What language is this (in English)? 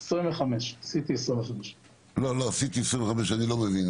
Hebrew